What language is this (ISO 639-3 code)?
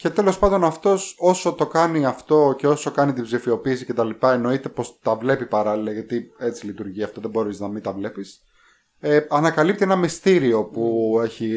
ell